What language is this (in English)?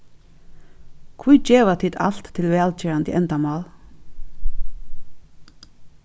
Faroese